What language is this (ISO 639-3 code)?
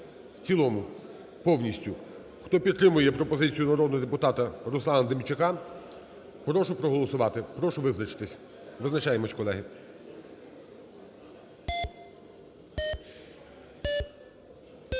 ukr